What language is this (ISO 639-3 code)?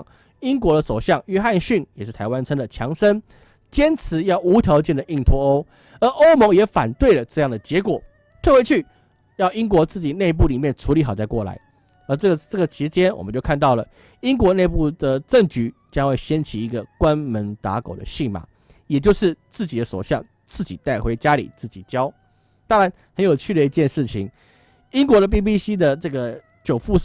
zho